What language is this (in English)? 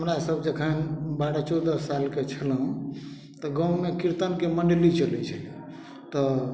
Maithili